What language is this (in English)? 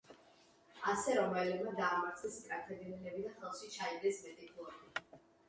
Georgian